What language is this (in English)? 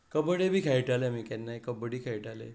Konkani